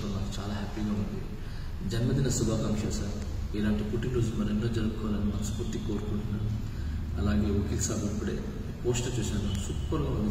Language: Turkish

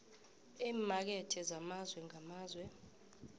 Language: South Ndebele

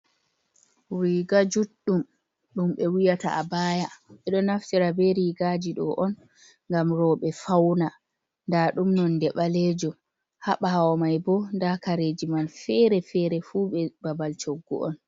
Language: Fula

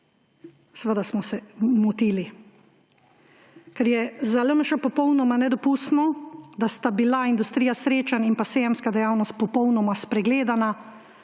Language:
Slovenian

